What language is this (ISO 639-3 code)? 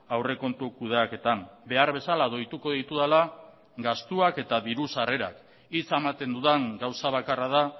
eus